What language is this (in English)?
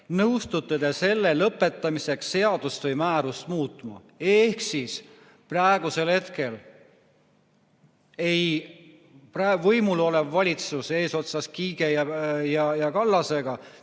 Estonian